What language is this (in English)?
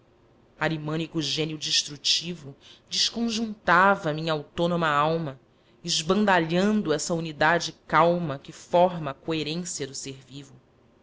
Portuguese